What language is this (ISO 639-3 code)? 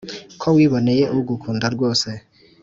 kin